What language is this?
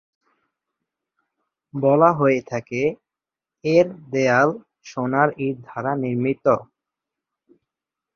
Bangla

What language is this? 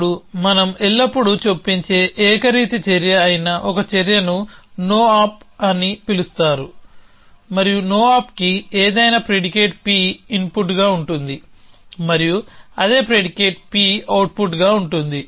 Telugu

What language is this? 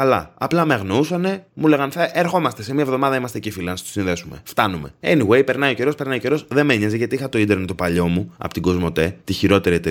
Greek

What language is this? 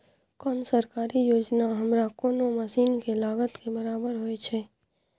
Maithili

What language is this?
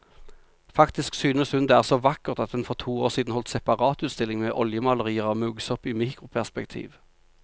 Norwegian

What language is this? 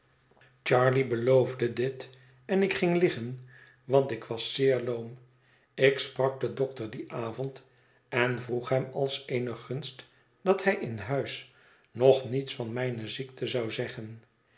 Dutch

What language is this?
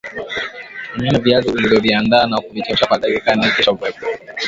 Swahili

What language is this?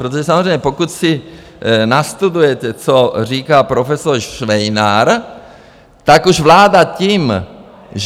Czech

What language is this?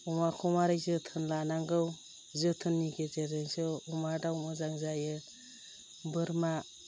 Bodo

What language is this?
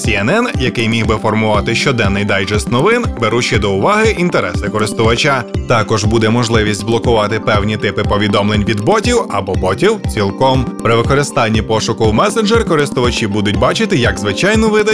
Ukrainian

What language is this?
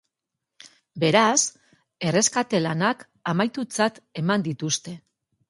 Basque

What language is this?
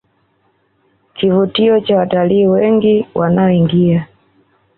Swahili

